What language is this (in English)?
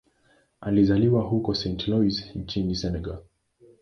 Swahili